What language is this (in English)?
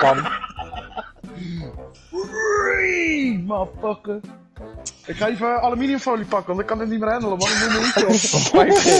Dutch